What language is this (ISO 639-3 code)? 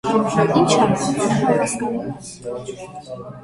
hye